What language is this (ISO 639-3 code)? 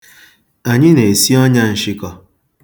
ibo